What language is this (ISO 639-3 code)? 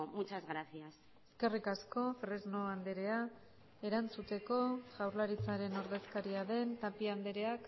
eus